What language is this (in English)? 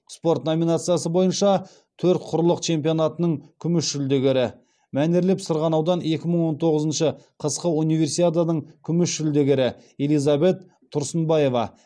Kazakh